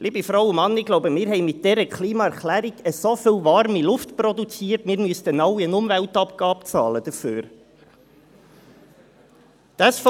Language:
Swiss German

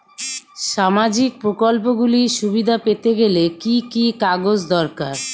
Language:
Bangla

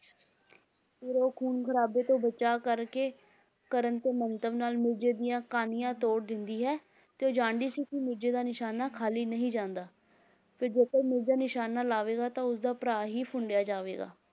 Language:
Punjabi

